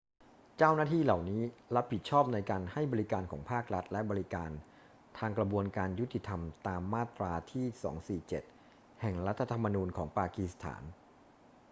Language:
Thai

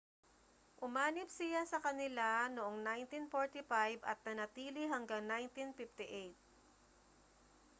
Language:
Filipino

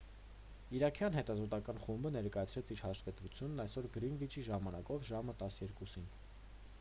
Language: Armenian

